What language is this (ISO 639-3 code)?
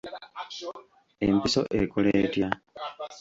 lug